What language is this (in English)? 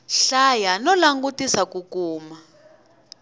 Tsonga